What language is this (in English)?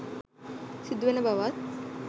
Sinhala